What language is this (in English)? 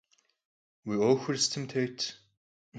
Kabardian